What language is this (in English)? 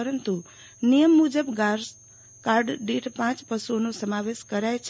Gujarati